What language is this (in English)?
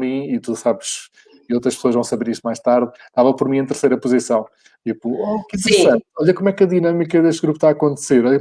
Portuguese